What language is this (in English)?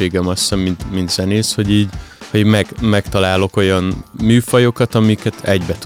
Hungarian